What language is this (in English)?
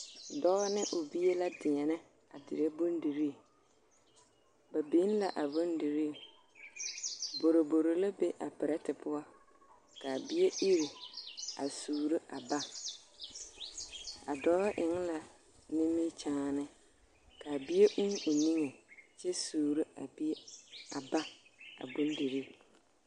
Southern Dagaare